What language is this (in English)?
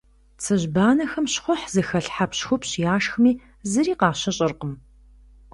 Kabardian